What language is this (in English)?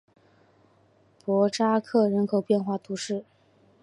Chinese